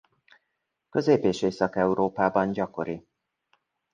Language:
Hungarian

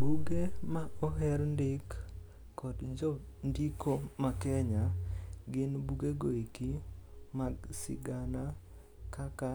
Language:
Luo (Kenya and Tanzania)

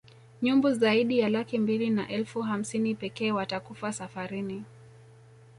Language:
Swahili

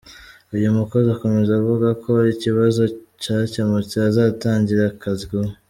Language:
Kinyarwanda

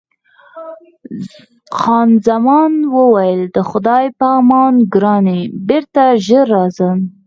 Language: Pashto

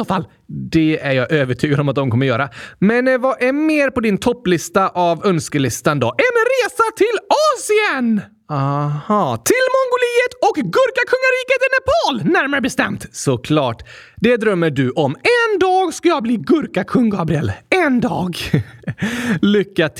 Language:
Swedish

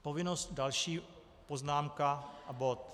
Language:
Czech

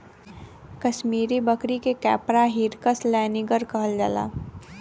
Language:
Bhojpuri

